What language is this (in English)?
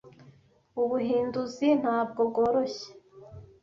Kinyarwanda